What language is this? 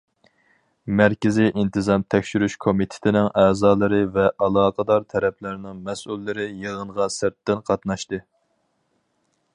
Uyghur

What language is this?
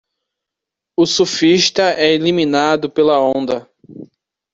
Portuguese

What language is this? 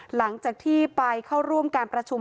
Thai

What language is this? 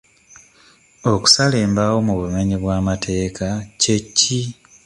Ganda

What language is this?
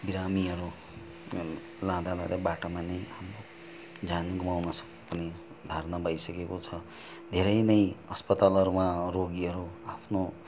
Nepali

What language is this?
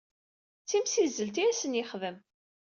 Kabyle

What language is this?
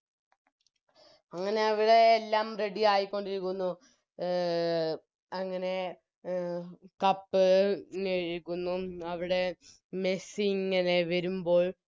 Malayalam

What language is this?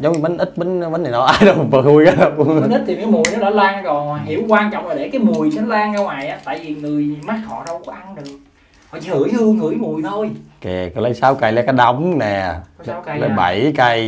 Vietnamese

